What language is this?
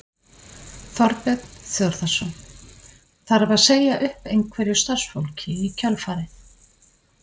Icelandic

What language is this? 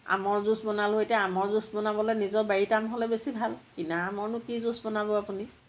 Assamese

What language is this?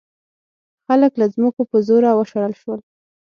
Pashto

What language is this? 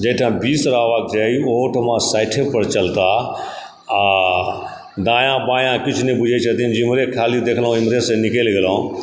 Maithili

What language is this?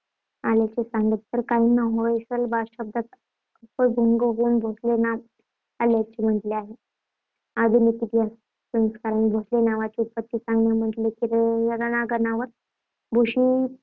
Marathi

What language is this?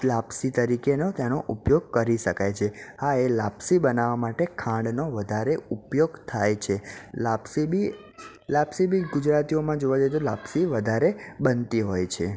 Gujarati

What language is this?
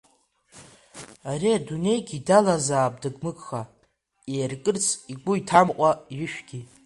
Abkhazian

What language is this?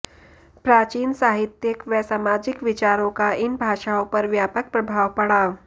Sanskrit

